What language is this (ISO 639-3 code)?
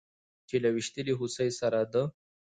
pus